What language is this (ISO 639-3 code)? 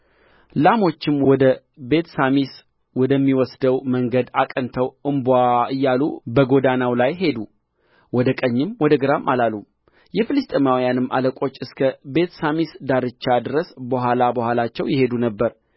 amh